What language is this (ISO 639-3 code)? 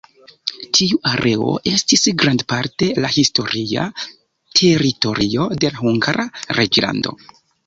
epo